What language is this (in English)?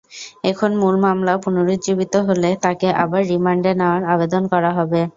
Bangla